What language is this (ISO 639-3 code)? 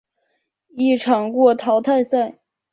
zho